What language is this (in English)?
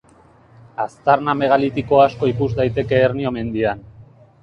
Basque